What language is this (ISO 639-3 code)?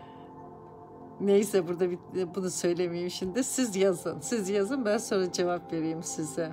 tur